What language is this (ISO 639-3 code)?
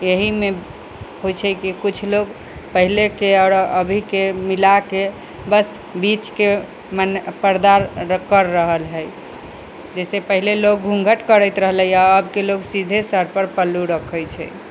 mai